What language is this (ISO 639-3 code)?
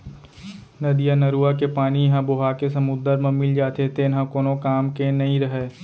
hne